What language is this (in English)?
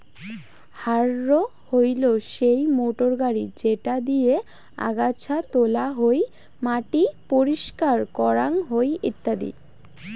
Bangla